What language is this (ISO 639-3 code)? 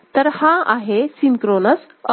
mar